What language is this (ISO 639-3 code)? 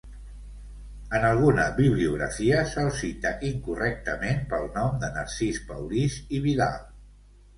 cat